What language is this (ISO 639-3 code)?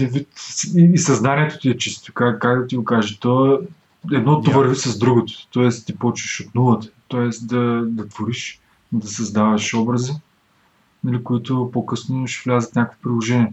bul